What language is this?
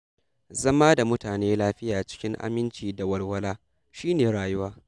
Hausa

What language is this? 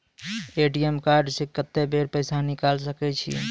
Maithili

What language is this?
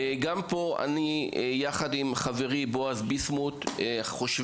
Hebrew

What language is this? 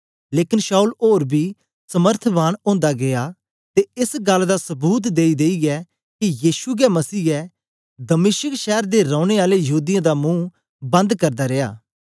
Dogri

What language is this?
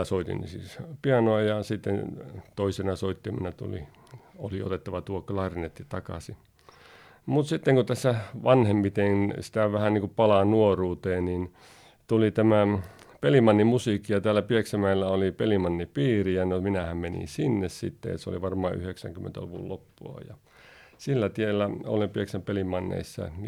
Finnish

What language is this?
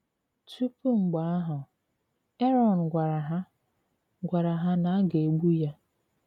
Igbo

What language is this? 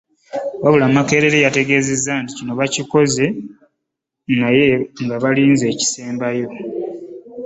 Ganda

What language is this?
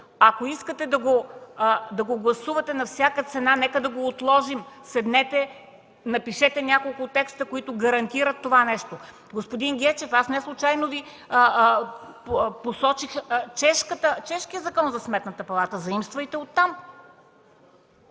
Bulgarian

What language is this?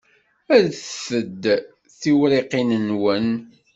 Kabyle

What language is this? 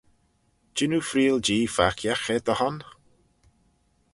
Manx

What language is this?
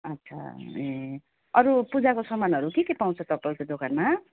Nepali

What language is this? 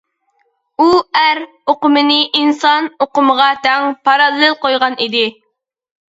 Uyghur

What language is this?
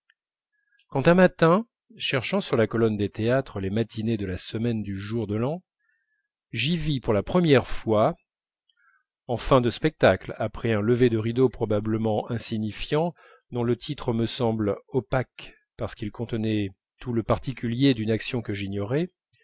French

